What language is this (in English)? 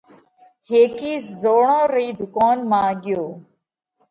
Parkari Koli